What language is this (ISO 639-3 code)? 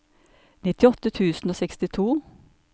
nor